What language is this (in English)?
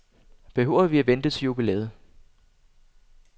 Danish